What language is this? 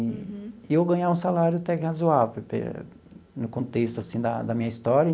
Portuguese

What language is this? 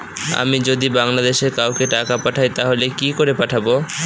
Bangla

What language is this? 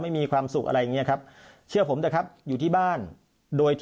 Thai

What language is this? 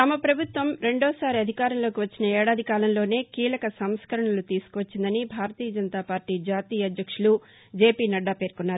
Telugu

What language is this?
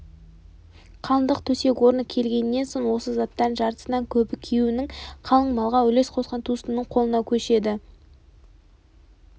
Kazakh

